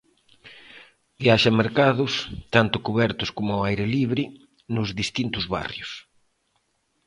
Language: Galician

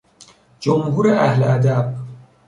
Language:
Persian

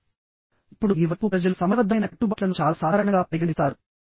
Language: Telugu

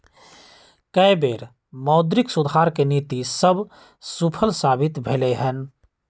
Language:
Magahi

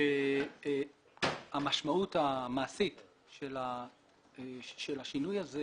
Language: Hebrew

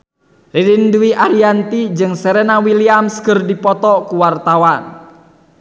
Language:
Sundanese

